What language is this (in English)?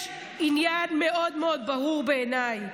Hebrew